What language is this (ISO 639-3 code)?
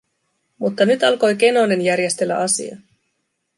fin